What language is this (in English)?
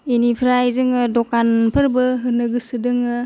Bodo